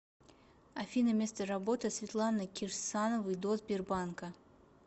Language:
Russian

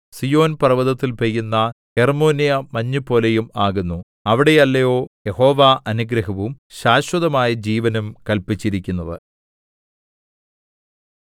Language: Malayalam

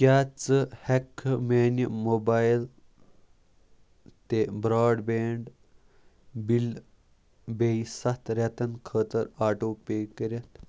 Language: Kashmiri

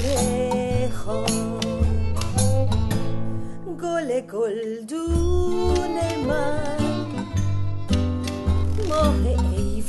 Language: Persian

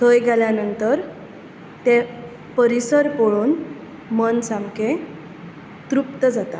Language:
Konkani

